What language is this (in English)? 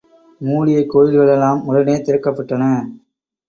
Tamil